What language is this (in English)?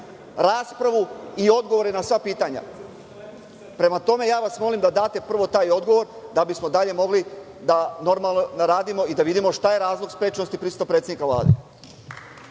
Serbian